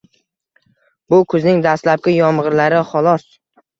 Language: Uzbek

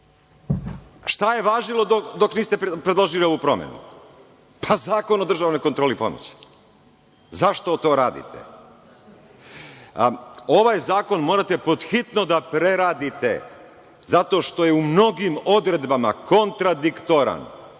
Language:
Serbian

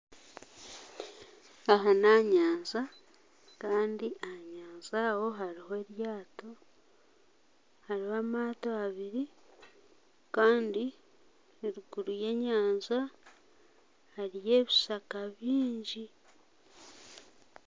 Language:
Nyankole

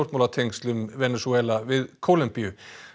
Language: Icelandic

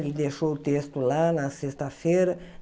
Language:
Portuguese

